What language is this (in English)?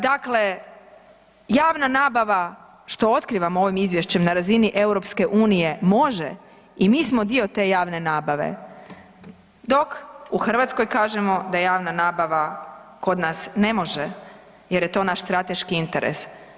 Croatian